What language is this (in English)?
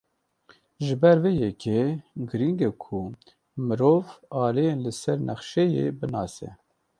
Kurdish